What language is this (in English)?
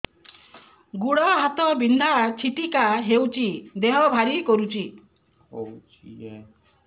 Odia